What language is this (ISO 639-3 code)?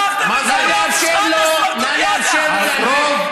heb